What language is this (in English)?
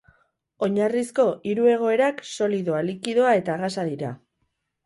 Basque